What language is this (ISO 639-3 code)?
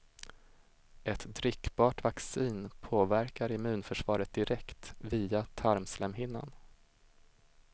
swe